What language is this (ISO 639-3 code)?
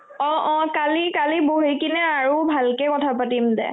asm